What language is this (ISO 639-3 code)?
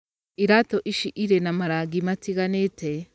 kik